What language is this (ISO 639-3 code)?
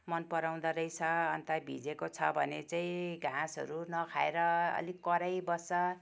nep